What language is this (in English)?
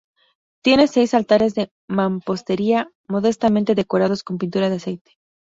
Spanish